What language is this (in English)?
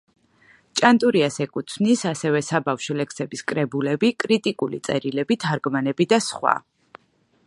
Georgian